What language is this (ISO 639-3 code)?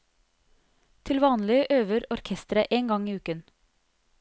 nor